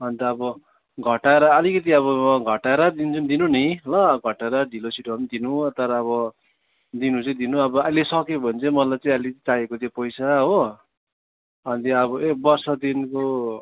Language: Nepali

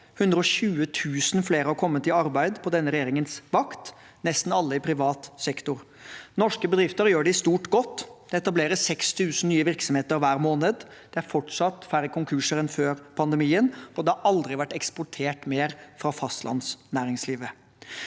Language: Norwegian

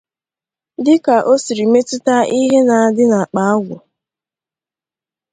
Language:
Igbo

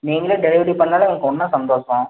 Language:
Tamil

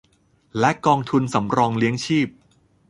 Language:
Thai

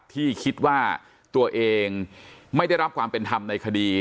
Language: Thai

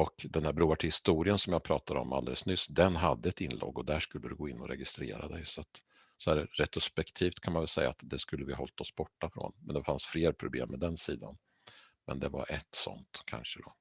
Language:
Swedish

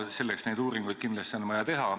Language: Estonian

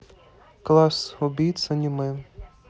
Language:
Russian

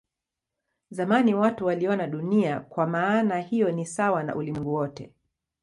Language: Swahili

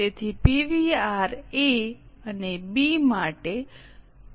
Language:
Gujarati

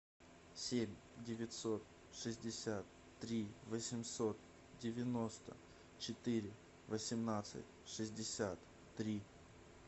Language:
Russian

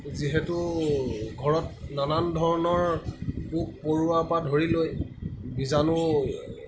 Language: Assamese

